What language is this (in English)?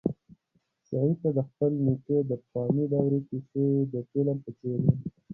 Pashto